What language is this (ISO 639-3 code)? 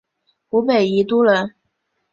zho